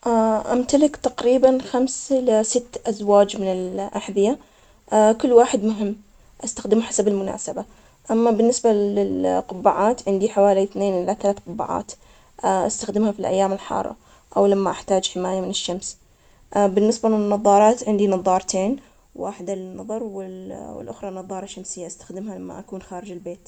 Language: Omani Arabic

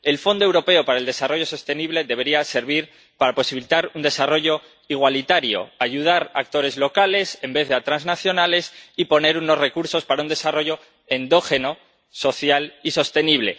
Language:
Spanish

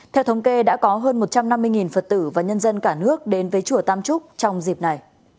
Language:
Vietnamese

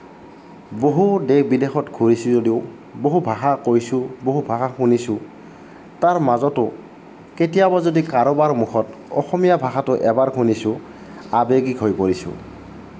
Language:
Assamese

